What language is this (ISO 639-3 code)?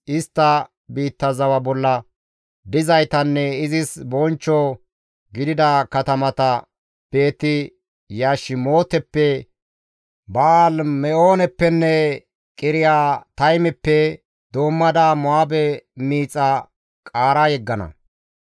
gmv